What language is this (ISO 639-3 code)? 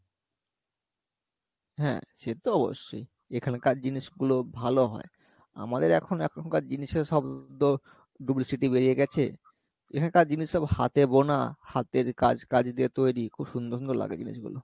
ben